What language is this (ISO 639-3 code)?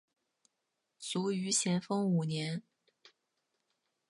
zho